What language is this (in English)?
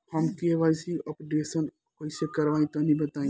Bhojpuri